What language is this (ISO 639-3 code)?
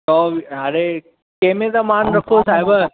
snd